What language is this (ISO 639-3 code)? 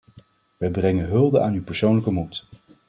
nld